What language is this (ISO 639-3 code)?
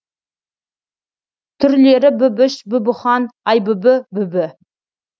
kaz